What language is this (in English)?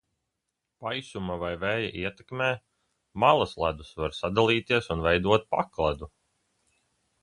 Latvian